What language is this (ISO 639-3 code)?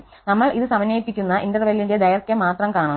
mal